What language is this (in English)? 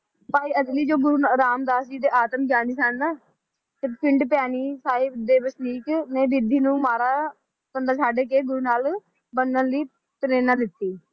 Punjabi